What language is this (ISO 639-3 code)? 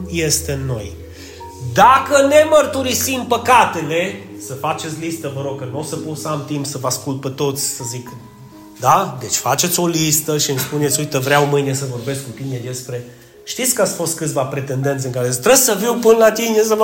ron